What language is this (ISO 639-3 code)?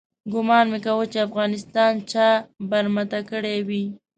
pus